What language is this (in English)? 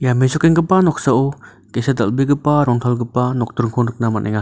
Garo